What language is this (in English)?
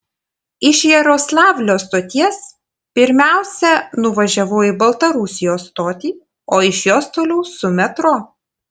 Lithuanian